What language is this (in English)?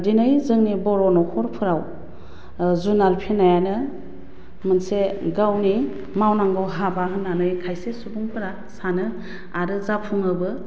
Bodo